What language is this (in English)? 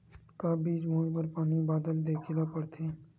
Chhattisgarhi